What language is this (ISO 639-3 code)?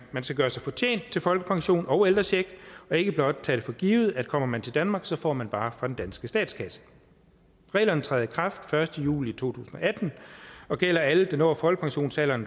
dan